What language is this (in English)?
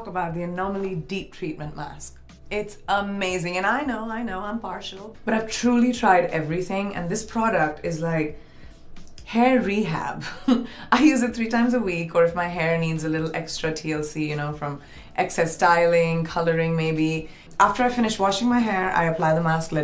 English